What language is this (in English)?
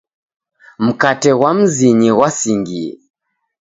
Taita